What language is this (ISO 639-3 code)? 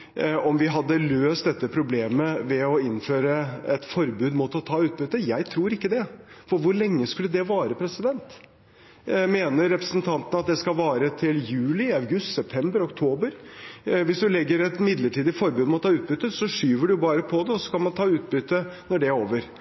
nob